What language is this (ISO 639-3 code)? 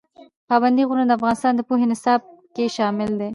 pus